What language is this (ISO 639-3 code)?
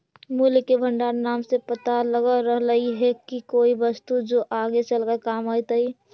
mag